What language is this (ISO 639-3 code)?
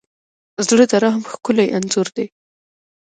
pus